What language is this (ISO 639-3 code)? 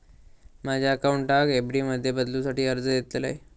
mar